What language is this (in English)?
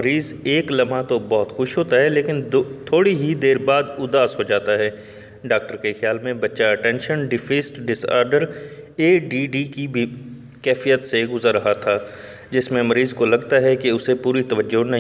Urdu